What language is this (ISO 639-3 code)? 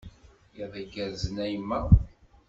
kab